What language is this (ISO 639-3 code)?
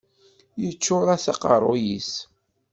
kab